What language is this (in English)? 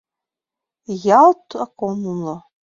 Mari